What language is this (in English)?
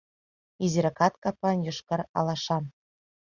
Mari